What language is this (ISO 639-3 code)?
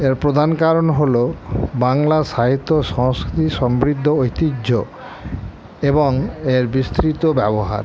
ben